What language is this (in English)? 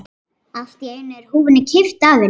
Icelandic